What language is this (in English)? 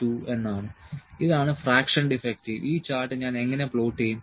Malayalam